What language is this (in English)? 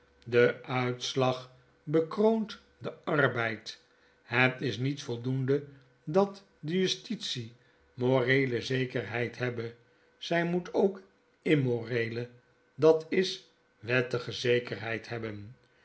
Dutch